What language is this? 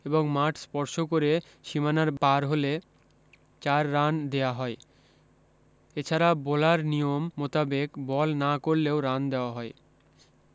Bangla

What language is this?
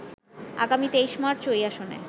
Bangla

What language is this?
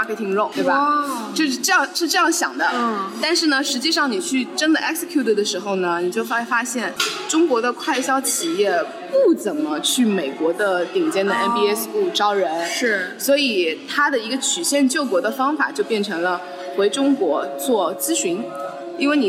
Chinese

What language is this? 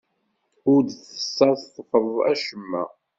Kabyle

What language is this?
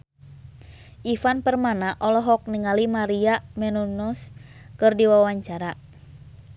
Sundanese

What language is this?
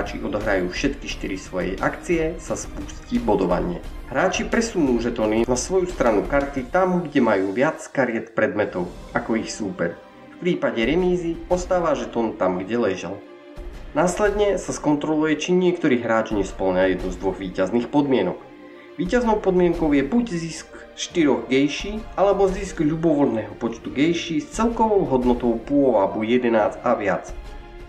Slovak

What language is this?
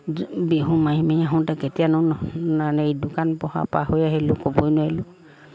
Assamese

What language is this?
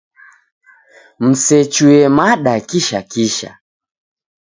Taita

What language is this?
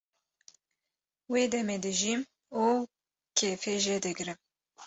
Kurdish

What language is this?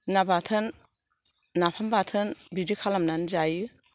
Bodo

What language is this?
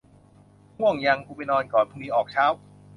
Thai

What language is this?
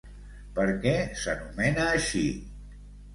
Catalan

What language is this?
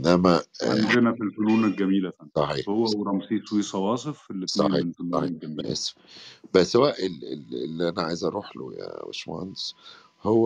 Arabic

